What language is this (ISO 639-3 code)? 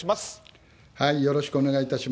jpn